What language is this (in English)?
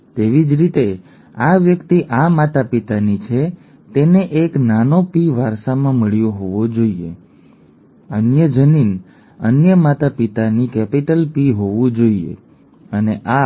Gujarati